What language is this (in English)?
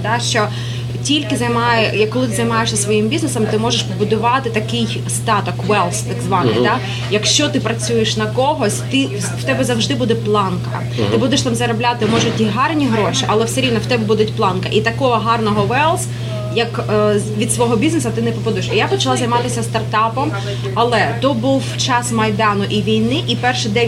Ukrainian